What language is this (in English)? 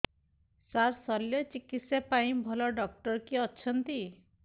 Odia